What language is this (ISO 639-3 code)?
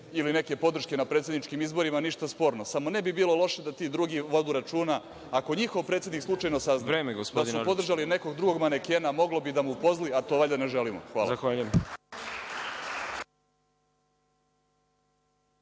srp